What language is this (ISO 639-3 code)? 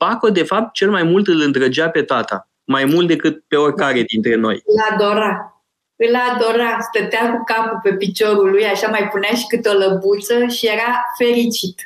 ron